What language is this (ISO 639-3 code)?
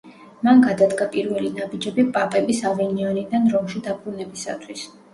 kat